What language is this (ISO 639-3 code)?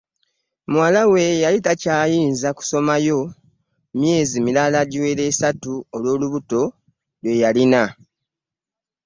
lug